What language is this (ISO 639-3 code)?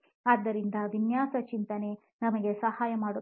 kan